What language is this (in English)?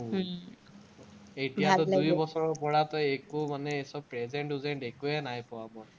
Assamese